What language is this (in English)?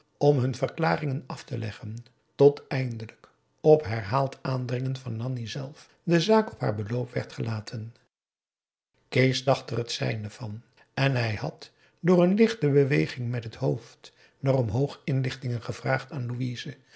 Dutch